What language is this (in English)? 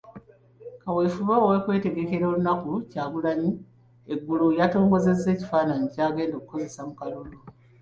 Ganda